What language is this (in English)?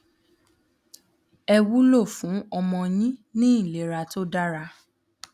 Yoruba